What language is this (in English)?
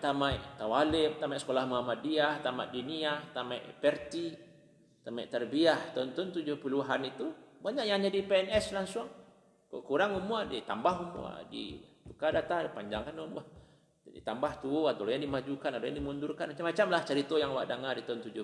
Malay